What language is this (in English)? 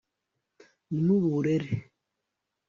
Kinyarwanda